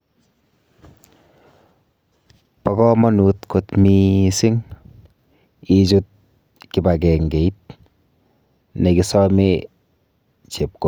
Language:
Kalenjin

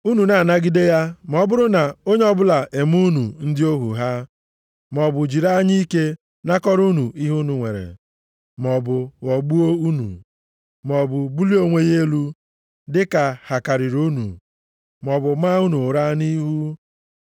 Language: Igbo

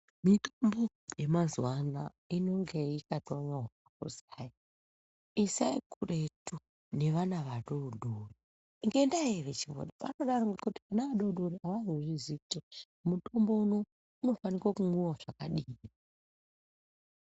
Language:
Ndau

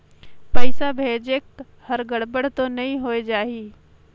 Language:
Chhattisgarhi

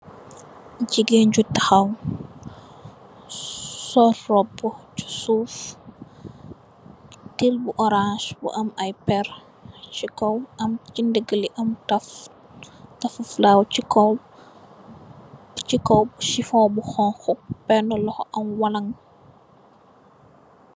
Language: Wolof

